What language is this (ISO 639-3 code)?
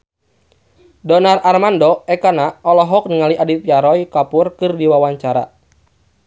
sun